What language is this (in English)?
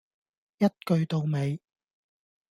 Cantonese